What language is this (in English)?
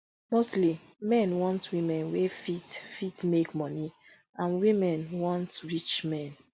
Nigerian Pidgin